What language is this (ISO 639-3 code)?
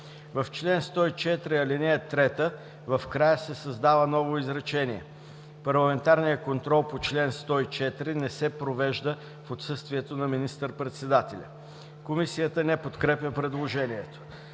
bul